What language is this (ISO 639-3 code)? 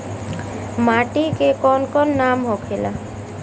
bho